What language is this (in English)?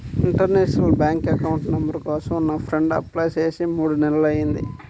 Telugu